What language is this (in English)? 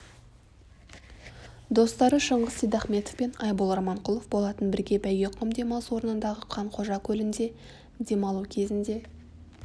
Kazakh